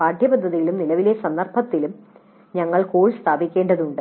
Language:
Malayalam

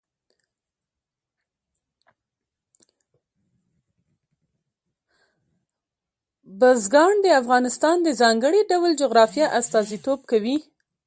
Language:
Pashto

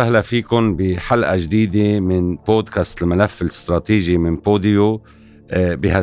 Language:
Arabic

